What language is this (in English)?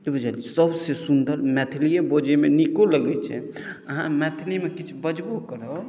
Maithili